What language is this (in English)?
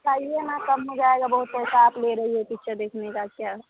Hindi